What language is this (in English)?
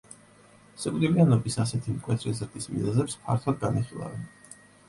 Georgian